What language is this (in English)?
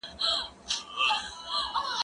Pashto